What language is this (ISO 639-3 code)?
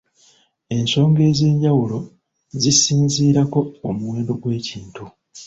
lug